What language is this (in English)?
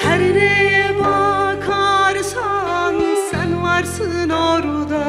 Turkish